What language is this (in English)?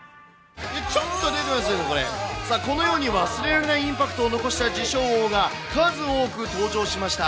Japanese